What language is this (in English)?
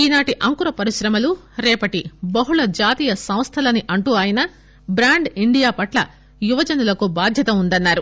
Telugu